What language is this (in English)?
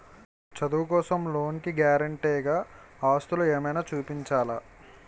Telugu